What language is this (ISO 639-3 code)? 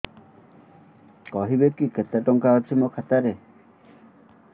ori